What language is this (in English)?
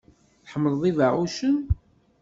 Kabyle